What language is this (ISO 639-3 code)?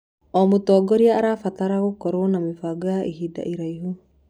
kik